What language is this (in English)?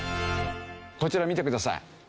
Japanese